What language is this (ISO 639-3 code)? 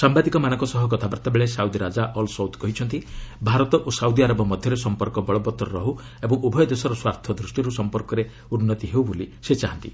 ori